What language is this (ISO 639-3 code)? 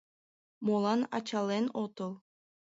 chm